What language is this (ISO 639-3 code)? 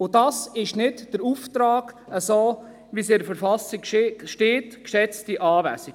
gsw